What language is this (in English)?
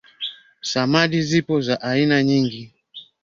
Swahili